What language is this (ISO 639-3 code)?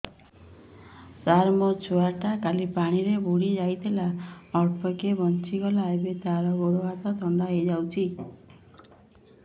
ori